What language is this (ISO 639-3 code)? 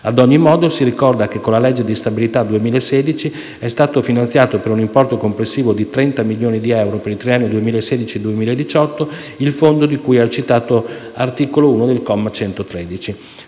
ita